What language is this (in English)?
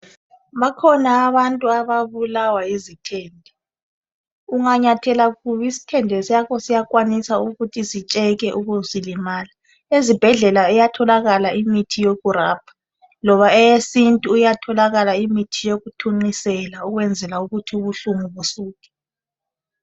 North Ndebele